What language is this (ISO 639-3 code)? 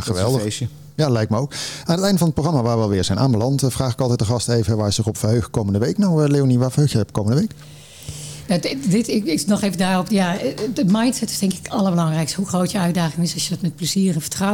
nld